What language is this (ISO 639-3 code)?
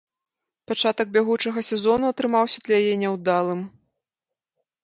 bel